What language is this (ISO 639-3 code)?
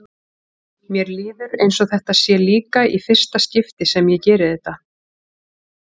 isl